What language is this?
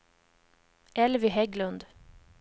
Swedish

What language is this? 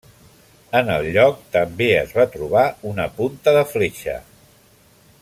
Catalan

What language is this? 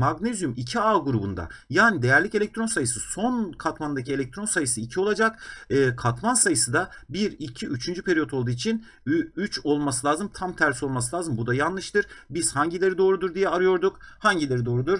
Turkish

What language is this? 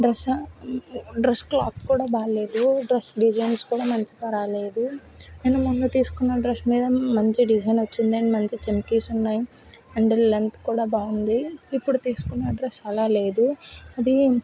Telugu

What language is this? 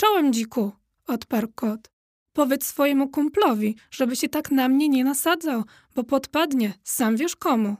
Polish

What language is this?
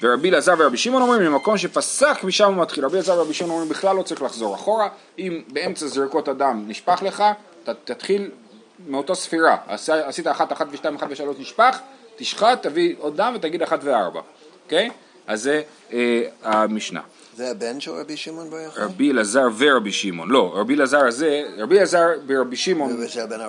Hebrew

